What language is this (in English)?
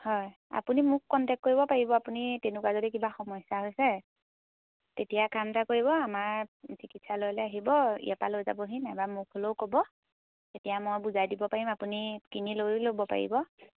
Assamese